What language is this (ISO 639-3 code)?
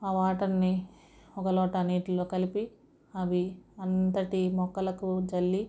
tel